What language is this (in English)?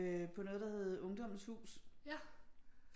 Danish